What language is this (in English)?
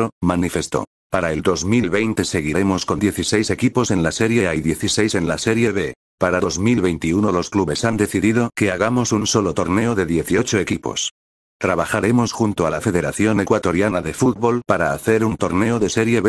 Spanish